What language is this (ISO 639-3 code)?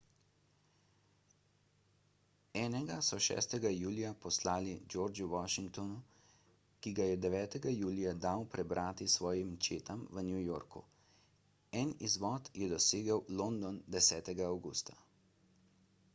slv